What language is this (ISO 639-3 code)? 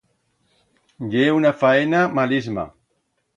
arg